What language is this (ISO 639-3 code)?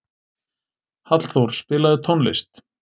isl